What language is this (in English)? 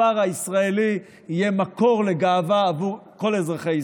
Hebrew